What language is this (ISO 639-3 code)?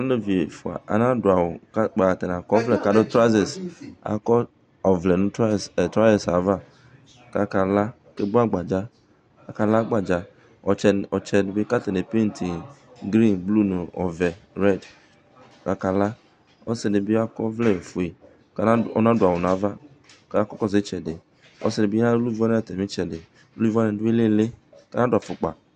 kpo